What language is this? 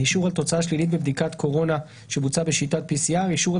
Hebrew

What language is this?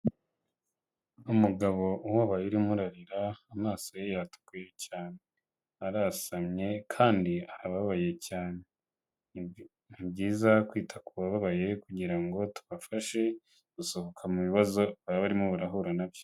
Kinyarwanda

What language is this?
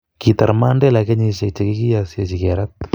Kalenjin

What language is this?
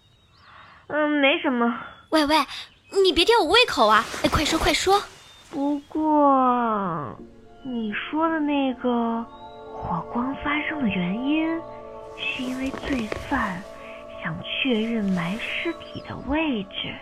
Chinese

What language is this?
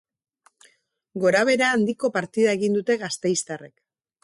Basque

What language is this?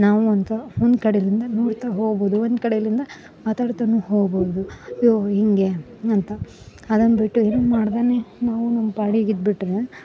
Kannada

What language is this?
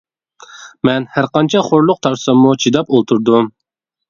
Uyghur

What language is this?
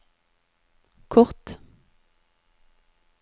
Norwegian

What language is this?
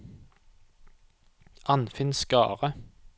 Norwegian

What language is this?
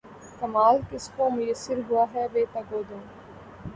Urdu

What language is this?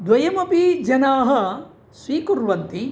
Sanskrit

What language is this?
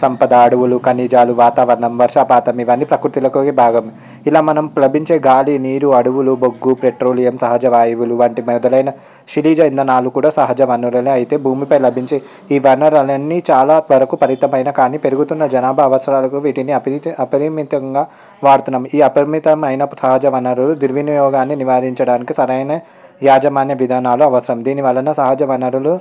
Telugu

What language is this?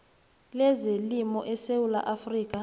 South Ndebele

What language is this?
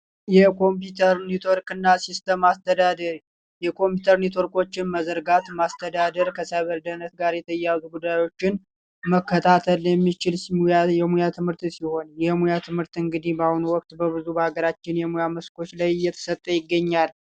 Amharic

